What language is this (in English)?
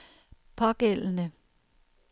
Danish